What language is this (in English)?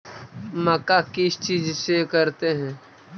Magahi